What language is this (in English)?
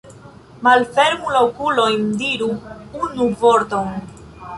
Esperanto